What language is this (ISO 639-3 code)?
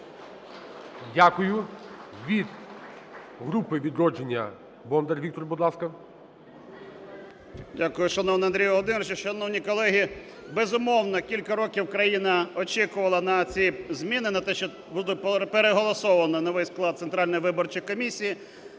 ukr